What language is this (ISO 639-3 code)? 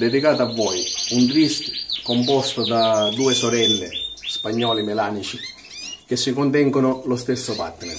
ita